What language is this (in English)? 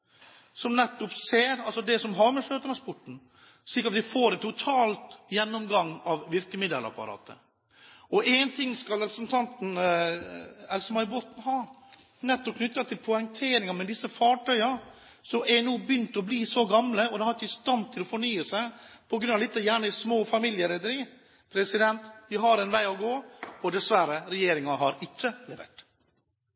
Norwegian Bokmål